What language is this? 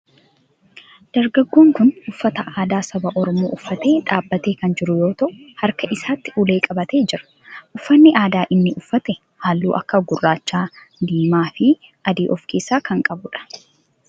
Oromo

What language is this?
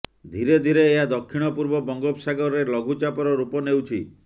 Odia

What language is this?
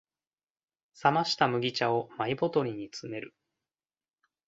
Japanese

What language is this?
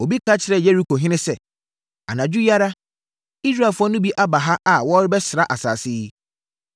Akan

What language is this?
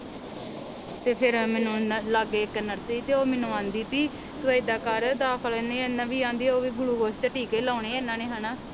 Punjabi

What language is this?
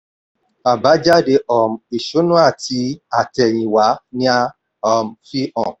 Yoruba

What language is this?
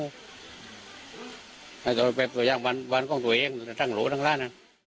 Thai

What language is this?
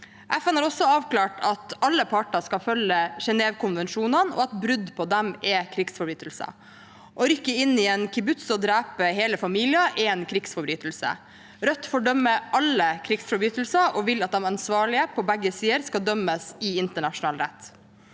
Norwegian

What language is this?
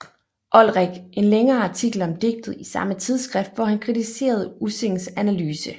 Danish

